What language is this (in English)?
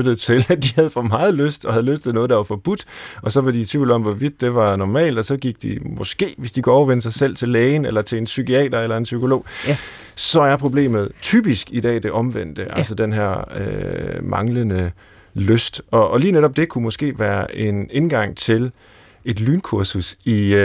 Danish